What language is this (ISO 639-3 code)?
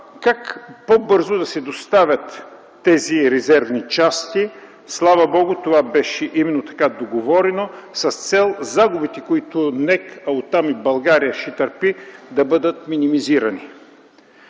bul